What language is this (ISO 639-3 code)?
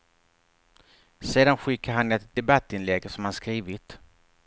swe